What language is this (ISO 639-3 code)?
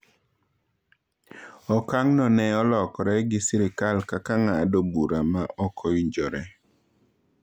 luo